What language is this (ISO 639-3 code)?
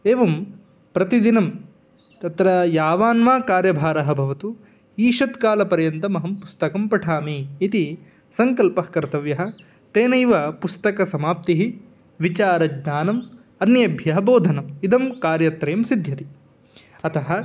san